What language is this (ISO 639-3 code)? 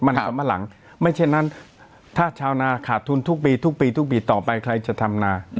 tha